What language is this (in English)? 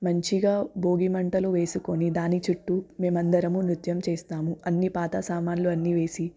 Telugu